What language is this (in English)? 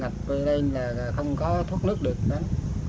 Vietnamese